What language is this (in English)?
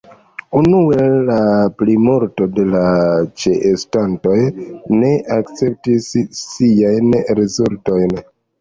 Esperanto